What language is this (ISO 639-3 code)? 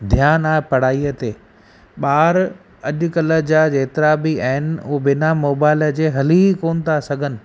snd